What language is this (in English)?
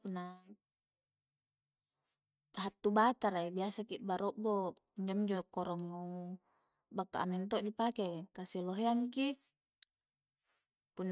Coastal Konjo